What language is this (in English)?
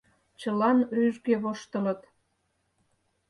Mari